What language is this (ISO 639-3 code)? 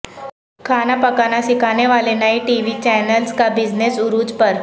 urd